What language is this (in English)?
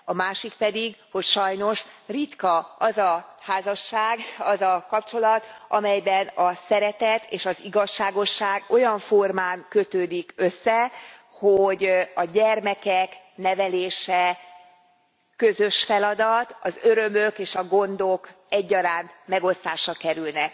Hungarian